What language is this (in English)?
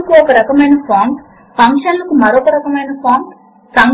Telugu